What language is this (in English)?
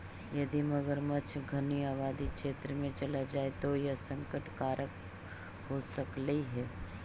Magahi